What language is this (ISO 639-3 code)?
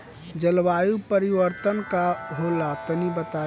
bho